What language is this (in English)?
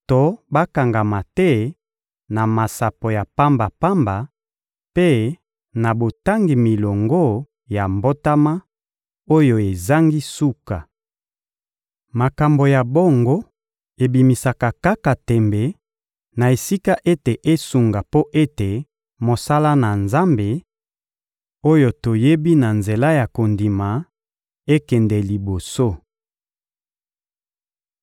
Lingala